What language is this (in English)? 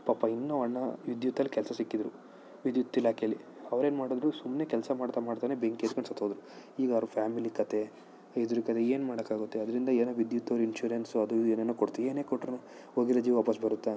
Kannada